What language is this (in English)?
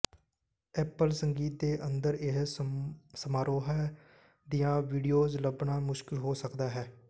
Punjabi